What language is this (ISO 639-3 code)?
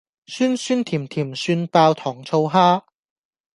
yue